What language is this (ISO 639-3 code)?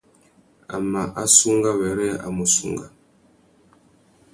bag